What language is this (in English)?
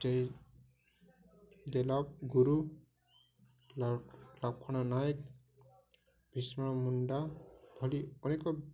Odia